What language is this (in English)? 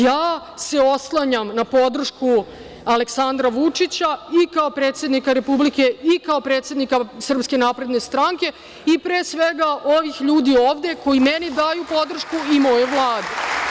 Serbian